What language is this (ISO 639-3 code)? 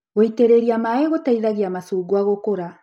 kik